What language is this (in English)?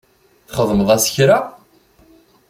Kabyle